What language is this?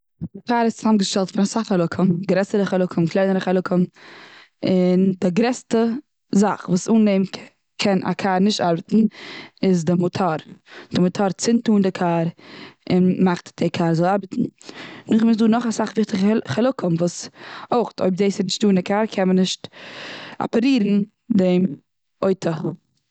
Yiddish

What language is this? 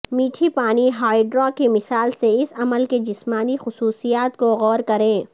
Urdu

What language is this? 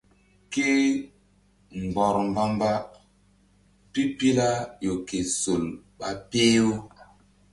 Mbum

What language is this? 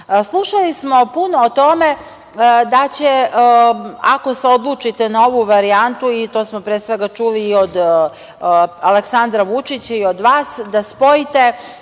Serbian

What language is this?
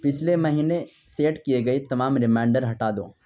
Urdu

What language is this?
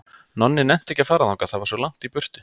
Icelandic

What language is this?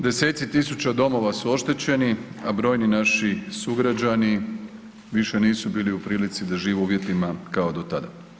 Croatian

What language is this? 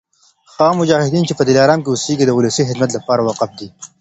Pashto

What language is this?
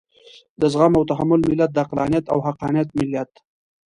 Pashto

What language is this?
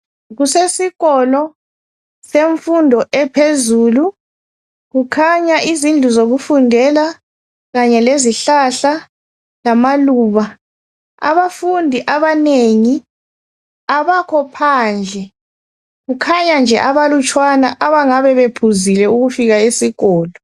North Ndebele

